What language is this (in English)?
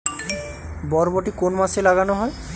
Bangla